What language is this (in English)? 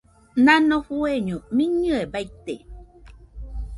Nüpode Huitoto